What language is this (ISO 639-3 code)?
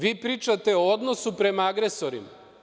srp